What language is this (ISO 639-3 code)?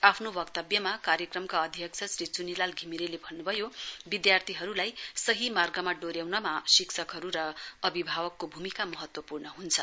nep